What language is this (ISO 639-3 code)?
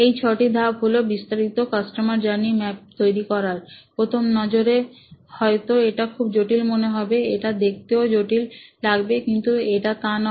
ben